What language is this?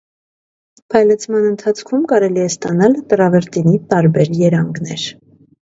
Armenian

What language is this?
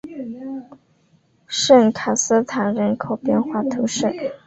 Chinese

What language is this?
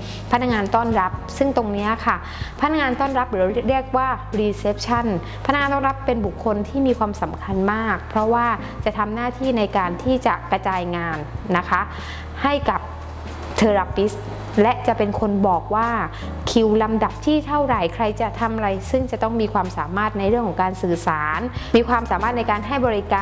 Thai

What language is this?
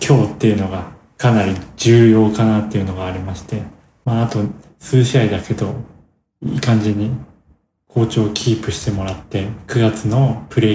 Japanese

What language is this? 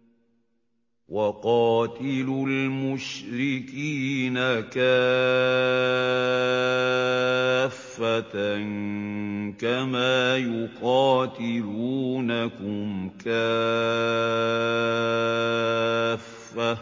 Arabic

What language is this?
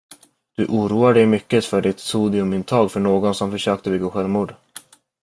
Swedish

